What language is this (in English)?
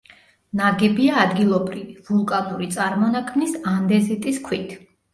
Georgian